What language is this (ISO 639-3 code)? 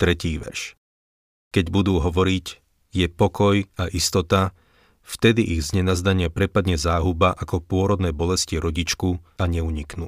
slk